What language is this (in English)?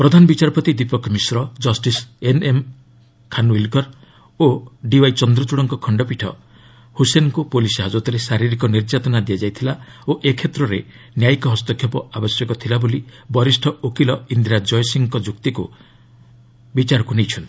Odia